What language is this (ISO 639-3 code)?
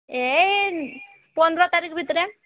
ori